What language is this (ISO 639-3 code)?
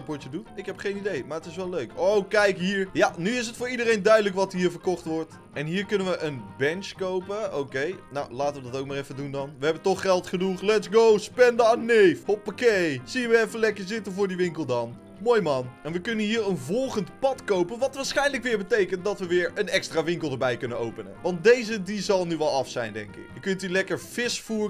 nld